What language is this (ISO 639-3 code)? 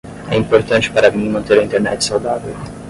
por